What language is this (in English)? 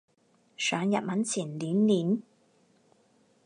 Cantonese